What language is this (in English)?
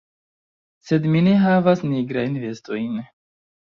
Esperanto